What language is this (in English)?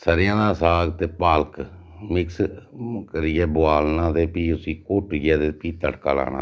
Dogri